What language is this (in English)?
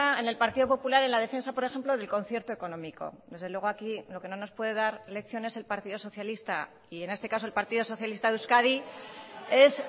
Spanish